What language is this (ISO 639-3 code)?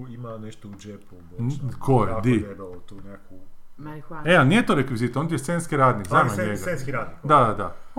hrv